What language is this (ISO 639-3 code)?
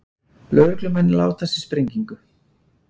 isl